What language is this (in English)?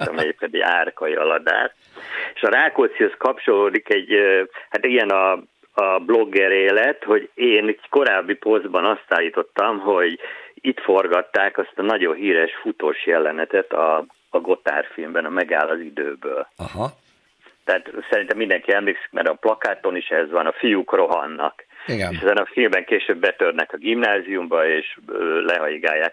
Hungarian